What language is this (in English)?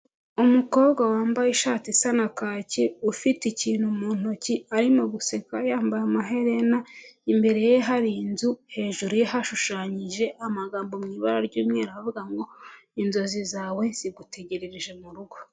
Kinyarwanda